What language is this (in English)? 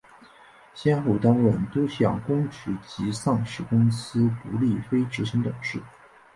Chinese